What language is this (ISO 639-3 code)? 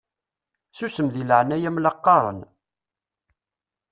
kab